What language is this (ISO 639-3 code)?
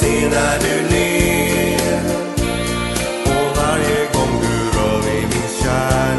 swe